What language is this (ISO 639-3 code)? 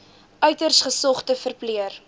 afr